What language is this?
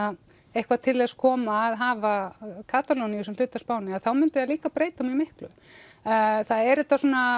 Icelandic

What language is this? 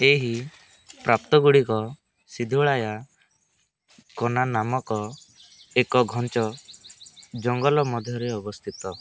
Odia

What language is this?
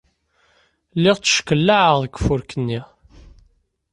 Kabyle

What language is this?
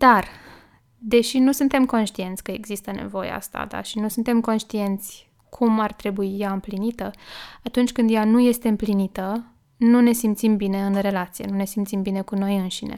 Romanian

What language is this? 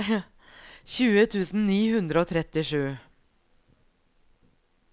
Norwegian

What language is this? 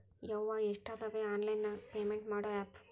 Kannada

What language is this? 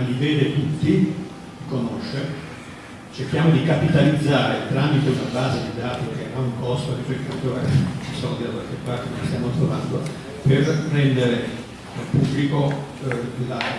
Italian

